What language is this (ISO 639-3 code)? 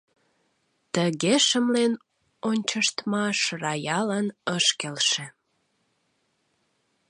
chm